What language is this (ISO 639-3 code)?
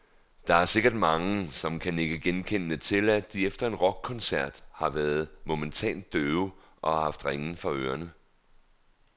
dan